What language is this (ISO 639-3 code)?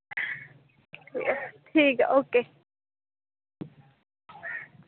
doi